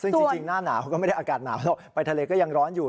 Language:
Thai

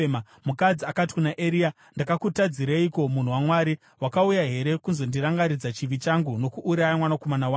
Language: Shona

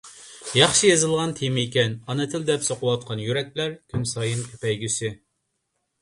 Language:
Uyghur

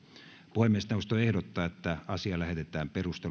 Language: Finnish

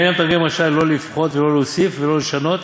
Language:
Hebrew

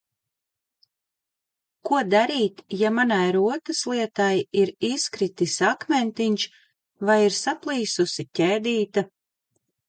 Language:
Latvian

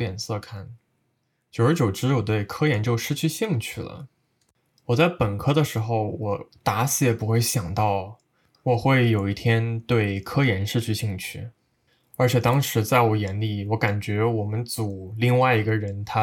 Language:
Chinese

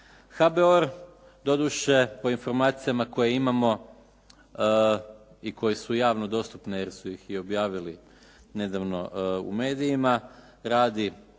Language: Croatian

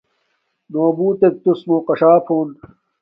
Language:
Domaaki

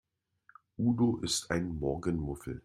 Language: German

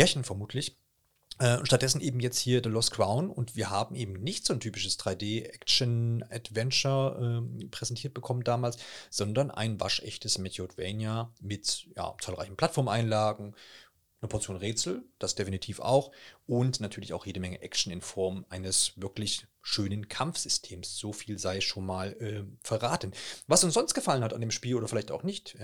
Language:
German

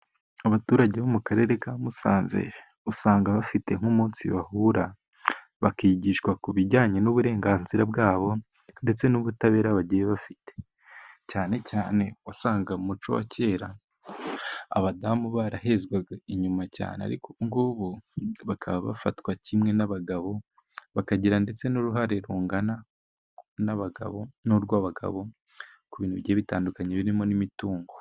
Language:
Kinyarwanda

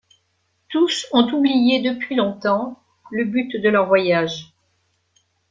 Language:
French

